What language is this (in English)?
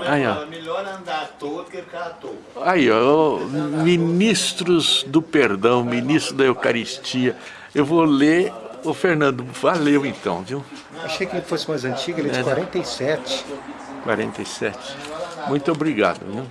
Portuguese